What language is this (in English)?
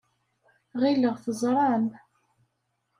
Kabyle